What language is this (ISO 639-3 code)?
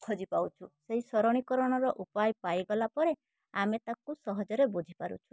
ori